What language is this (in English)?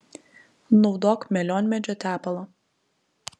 Lithuanian